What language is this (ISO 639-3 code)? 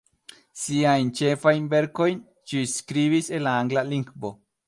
epo